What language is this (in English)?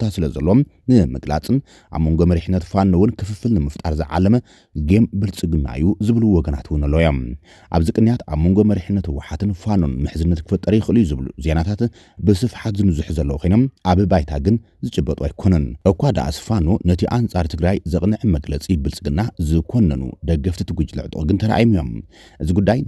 Arabic